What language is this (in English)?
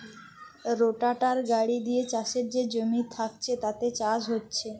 Bangla